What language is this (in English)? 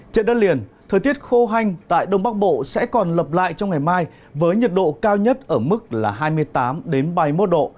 Vietnamese